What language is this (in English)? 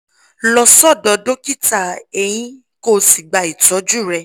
Yoruba